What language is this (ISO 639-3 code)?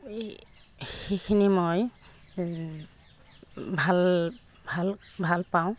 asm